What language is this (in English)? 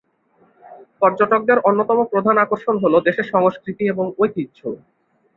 Bangla